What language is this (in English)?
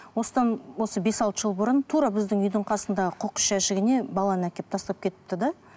Kazakh